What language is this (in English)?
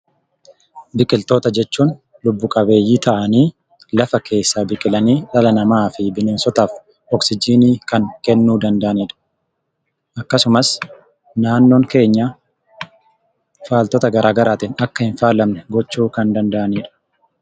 Oromo